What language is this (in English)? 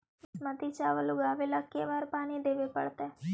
Magahi